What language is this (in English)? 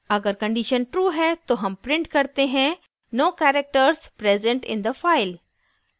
Hindi